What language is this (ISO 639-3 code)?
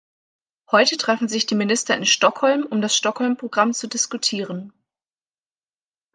deu